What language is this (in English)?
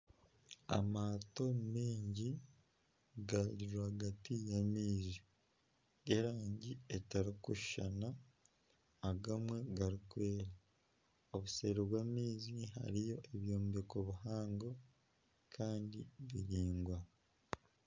Nyankole